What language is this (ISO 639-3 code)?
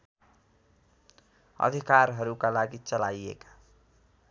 nep